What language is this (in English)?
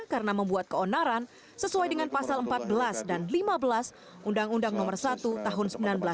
Indonesian